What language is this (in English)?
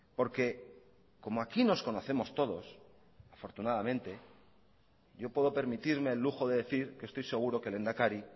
Spanish